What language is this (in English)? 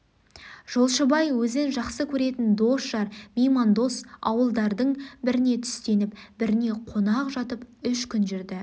Kazakh